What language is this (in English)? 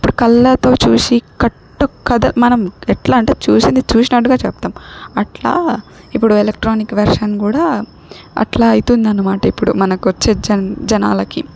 Telugu